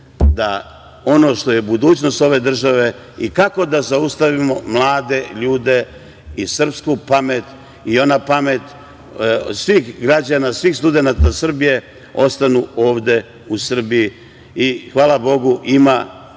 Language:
Serbian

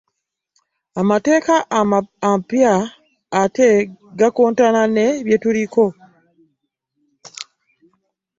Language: Ganda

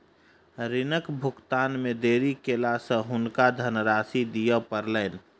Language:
Maithili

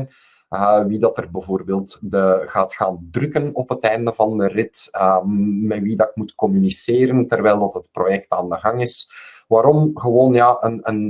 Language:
Dutch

